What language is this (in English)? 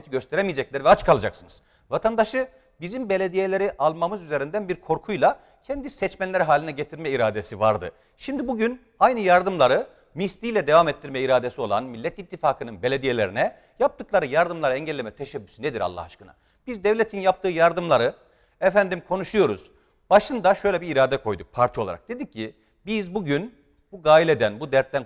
Turkish